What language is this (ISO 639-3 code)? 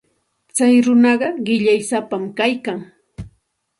qxt